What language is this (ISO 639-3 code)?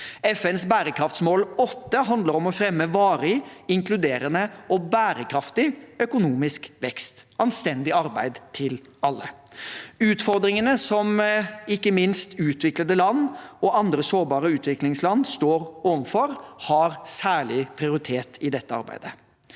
nor